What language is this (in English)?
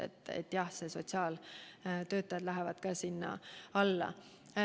Estonian